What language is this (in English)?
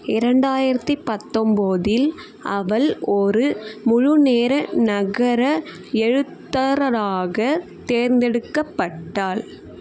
Tamil